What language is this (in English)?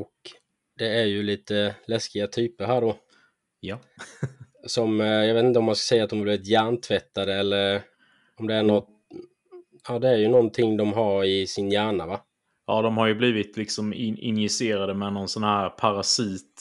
Swedish